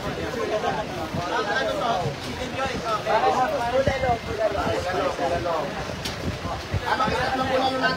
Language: Filipino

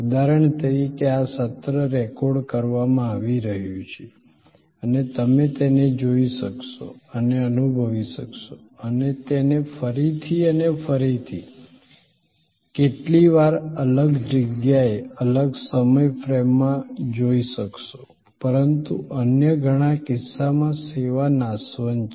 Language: Gujarati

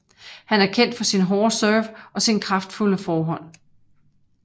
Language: Danish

